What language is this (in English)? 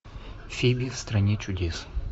Russian